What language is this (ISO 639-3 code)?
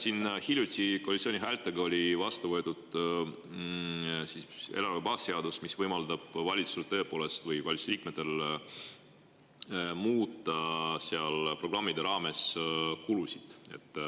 est